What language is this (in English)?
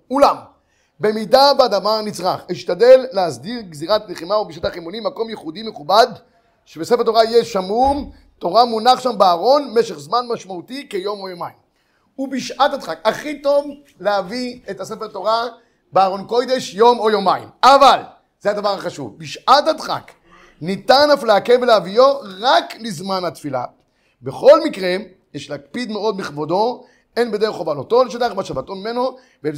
Hebrew